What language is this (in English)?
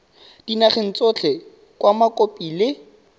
Tswana